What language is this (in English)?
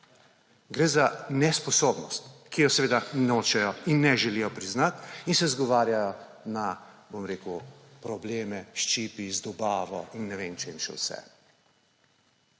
Slovenian